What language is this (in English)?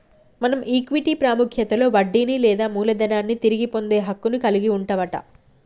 Telugu